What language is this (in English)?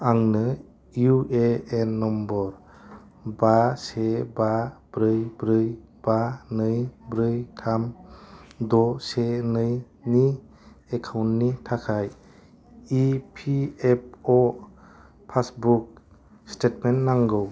Bodo